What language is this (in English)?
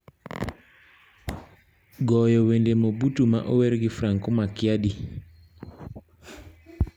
Luo (Kenya and Tanzania)